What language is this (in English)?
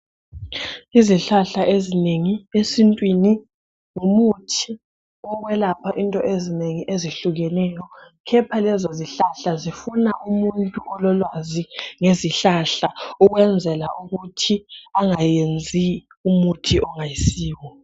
North Ndebele